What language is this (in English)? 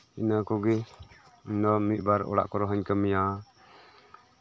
Santali